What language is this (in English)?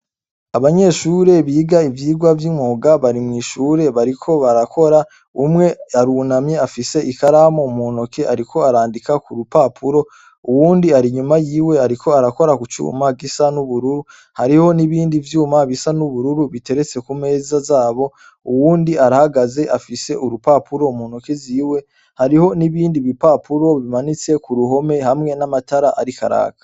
Rundi